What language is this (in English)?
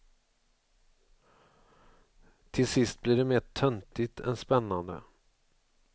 Swedish